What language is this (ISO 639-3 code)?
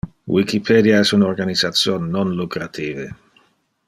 ina